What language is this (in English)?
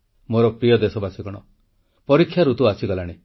Odia